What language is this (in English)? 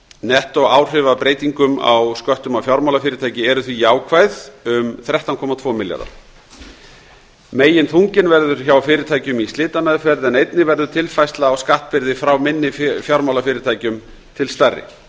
Icelandic